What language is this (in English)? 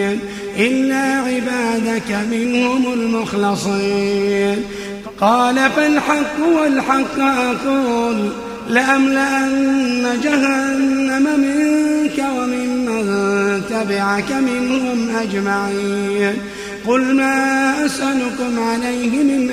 Arabic